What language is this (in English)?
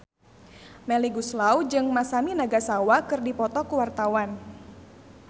Sundanese